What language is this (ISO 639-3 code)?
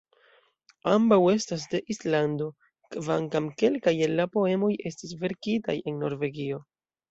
epo